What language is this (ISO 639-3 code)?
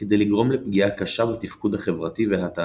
heb